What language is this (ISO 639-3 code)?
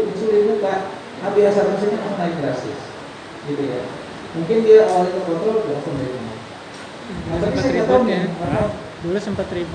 ind